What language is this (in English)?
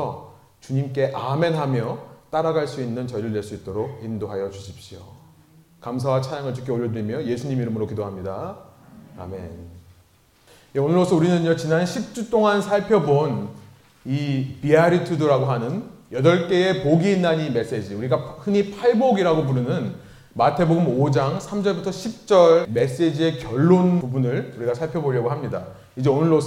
Korean